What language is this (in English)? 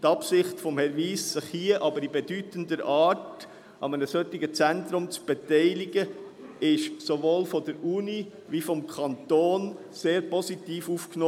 Swiss German